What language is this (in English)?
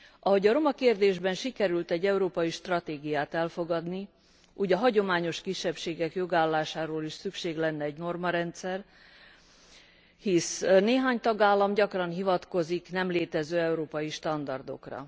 Hungarian